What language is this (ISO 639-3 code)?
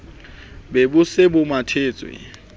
sot